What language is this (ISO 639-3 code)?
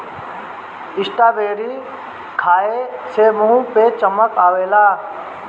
bho